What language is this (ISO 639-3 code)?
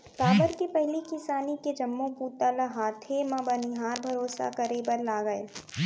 hne